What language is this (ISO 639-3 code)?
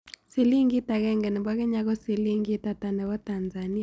kln